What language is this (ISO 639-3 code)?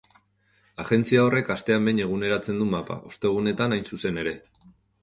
eus